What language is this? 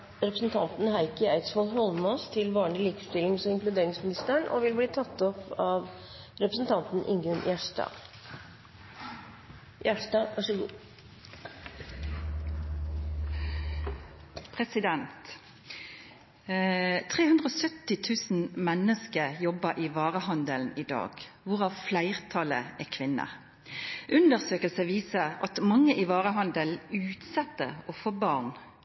Norwegian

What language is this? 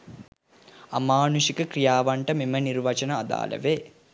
Sinhala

